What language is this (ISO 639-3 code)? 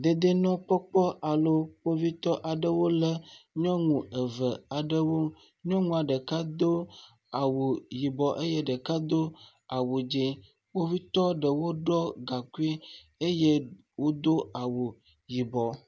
ewe